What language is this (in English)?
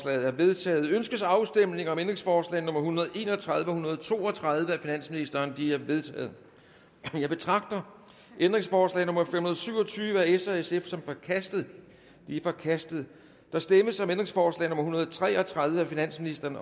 Danish